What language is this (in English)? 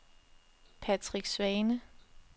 Danish